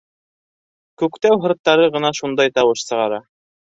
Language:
Bashkir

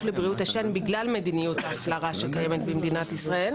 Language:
Hebrew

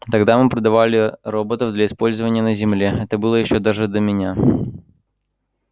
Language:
Russian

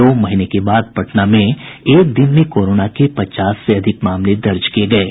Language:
Hindi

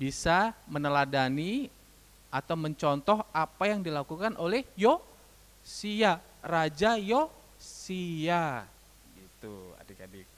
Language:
Indonesian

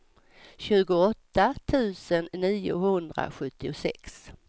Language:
Swedish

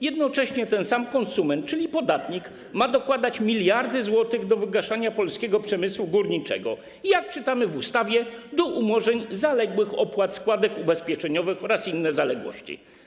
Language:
Polish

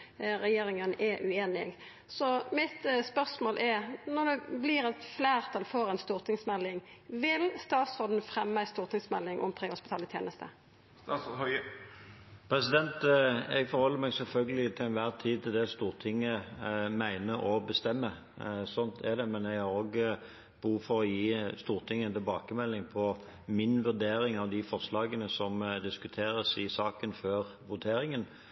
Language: Norwegian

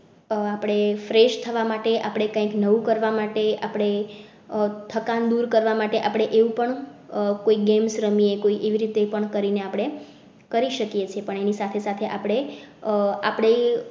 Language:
Gujarati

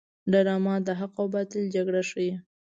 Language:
Pashto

